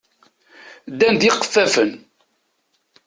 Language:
Kabyle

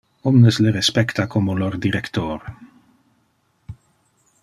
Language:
Interlingua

